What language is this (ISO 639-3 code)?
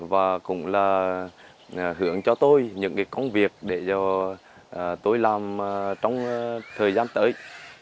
vie